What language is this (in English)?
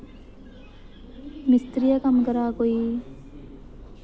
Dogri